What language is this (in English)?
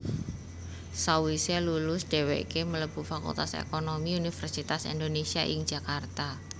Javanese